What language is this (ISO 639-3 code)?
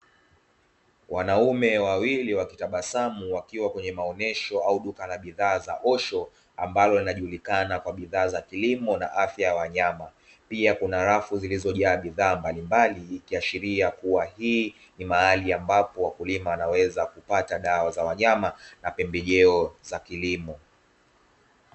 swa